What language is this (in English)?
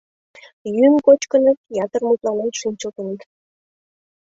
Mari